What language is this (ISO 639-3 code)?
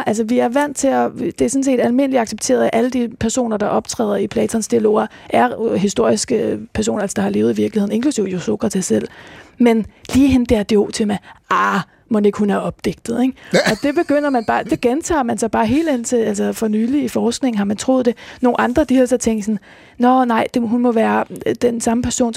dan